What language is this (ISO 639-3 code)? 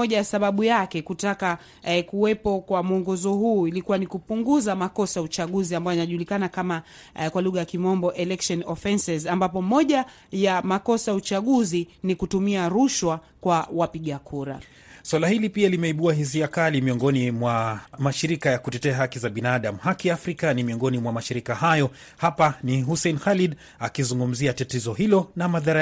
swa